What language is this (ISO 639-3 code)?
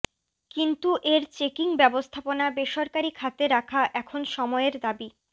ben